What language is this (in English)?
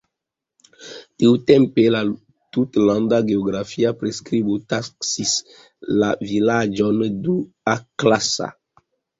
Esperanto